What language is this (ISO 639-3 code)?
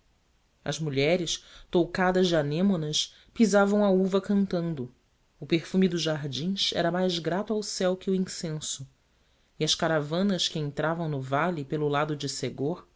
por